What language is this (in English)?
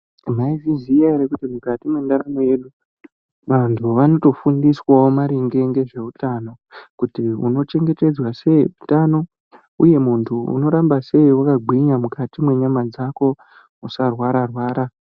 Ndau